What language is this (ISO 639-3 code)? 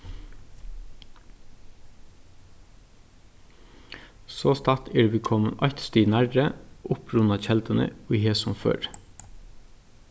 fao